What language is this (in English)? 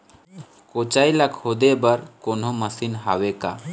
Chhattisgarhi